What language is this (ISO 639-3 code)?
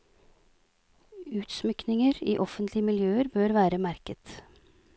nor